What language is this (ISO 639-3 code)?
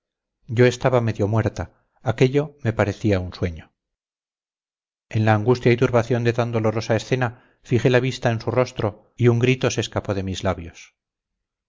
spa